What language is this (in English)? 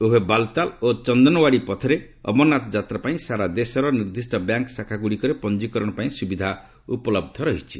Odia